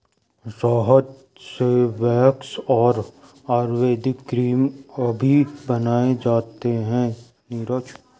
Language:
Hindi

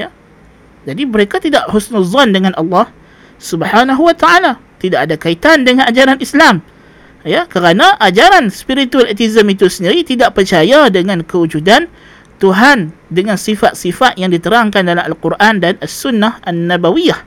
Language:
Malay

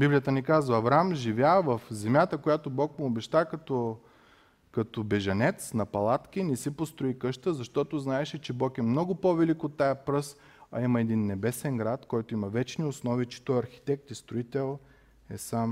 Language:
Bulgarian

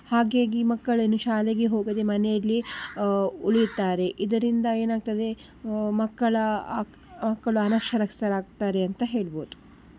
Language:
Kannada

